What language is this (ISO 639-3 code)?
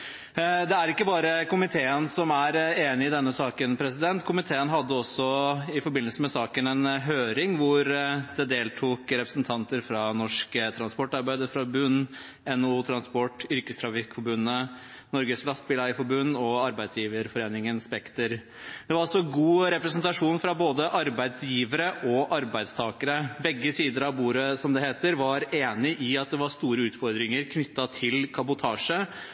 nob